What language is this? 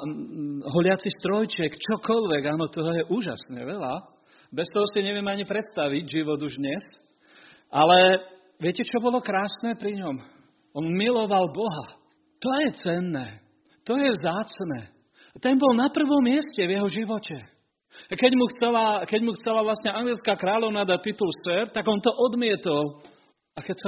Slovak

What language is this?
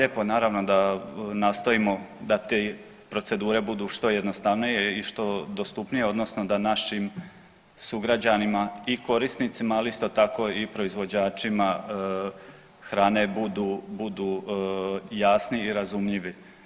Croatian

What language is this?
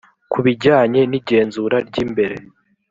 Kinyarwanda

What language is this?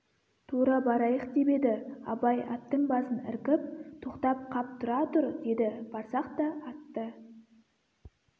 Kazakh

